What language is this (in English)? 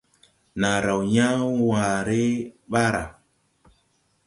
Tupuri